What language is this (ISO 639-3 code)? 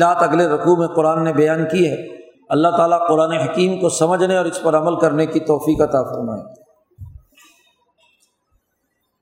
urd